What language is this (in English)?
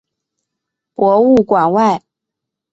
Chinese